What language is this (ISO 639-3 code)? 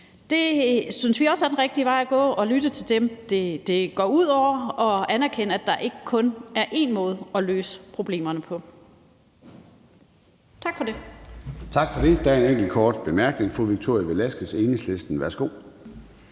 dan